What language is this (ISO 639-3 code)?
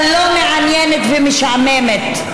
heb